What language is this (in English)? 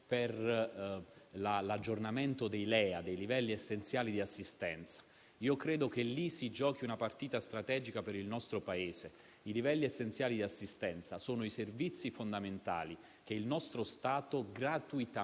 Italian